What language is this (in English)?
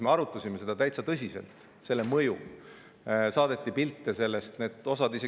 Estonian